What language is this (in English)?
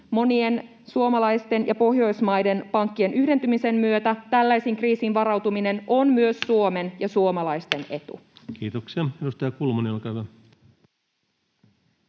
Finnish